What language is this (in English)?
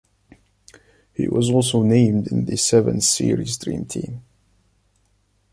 English